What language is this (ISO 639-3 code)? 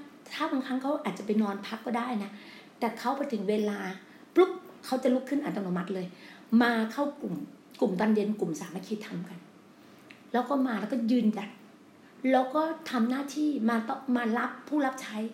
tha